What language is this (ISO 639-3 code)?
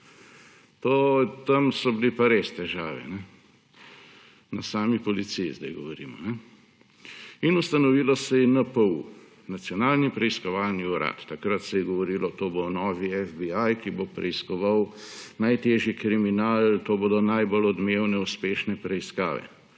slv